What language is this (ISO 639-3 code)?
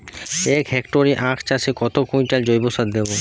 ben